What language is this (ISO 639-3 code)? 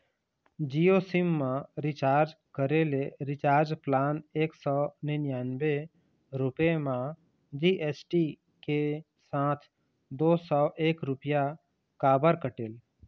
hne